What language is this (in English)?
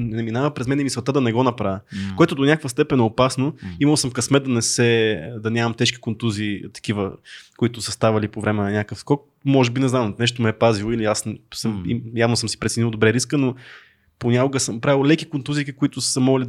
Bulgarian